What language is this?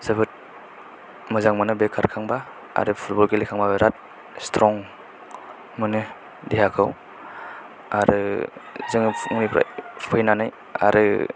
Bodo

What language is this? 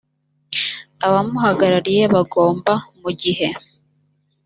Kinyarwanda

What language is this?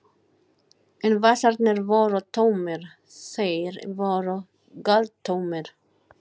Icelandic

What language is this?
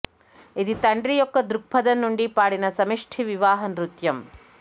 Telugu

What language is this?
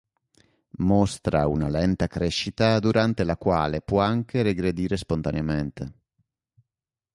Italian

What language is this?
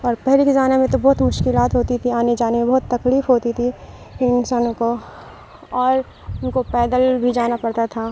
Urdu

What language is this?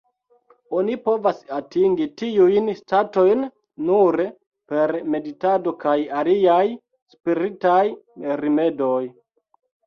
Esperanto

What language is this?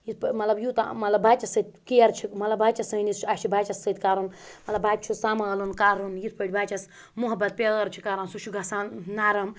Kashmiri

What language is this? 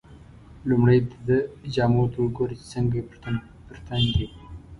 Pashto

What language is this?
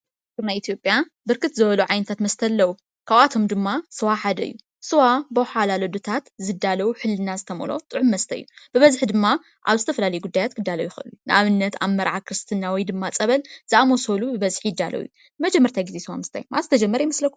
Tigrinya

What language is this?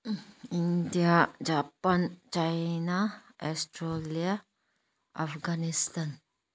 Manipuri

